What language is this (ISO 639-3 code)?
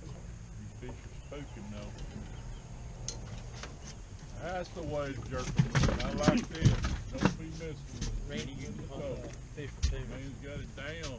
eng